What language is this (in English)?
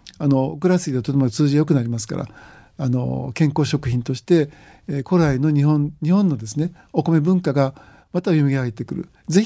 Japanese